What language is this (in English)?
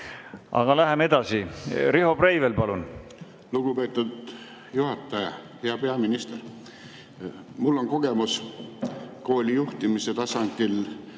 Estonian